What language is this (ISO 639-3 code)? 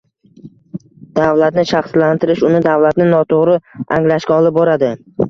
uzb